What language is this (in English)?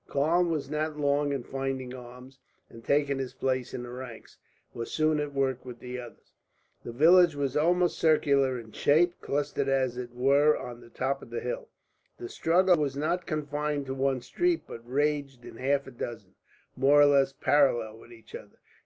English